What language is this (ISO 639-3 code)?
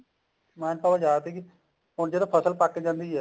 pan